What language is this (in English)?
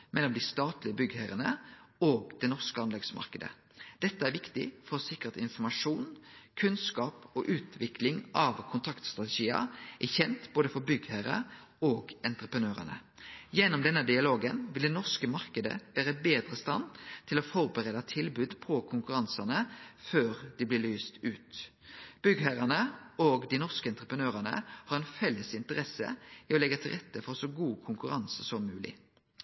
Norwegian Nynorsk